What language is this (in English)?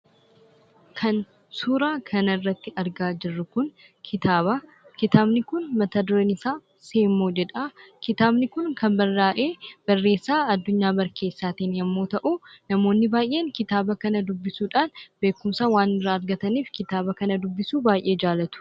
Oromo